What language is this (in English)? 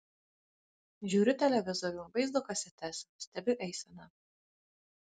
Lithuanian